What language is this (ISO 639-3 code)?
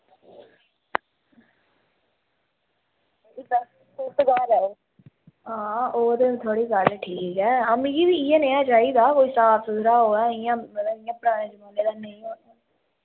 doi